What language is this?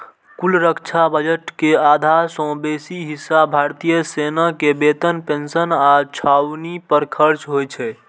Maithili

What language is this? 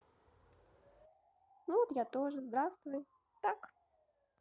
Russian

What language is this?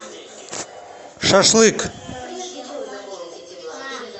Russian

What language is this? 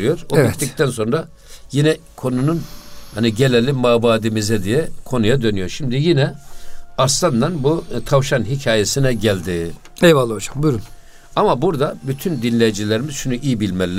Turkish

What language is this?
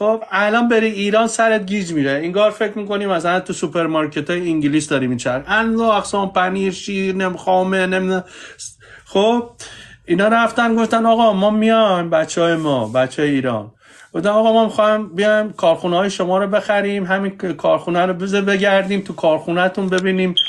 Persian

